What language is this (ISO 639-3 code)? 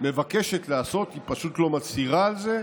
heb